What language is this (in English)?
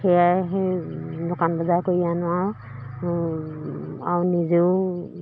Assamese